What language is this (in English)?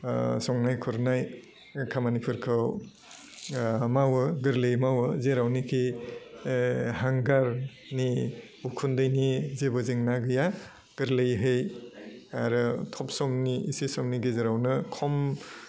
Bodo